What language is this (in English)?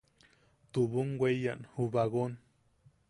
Yaqui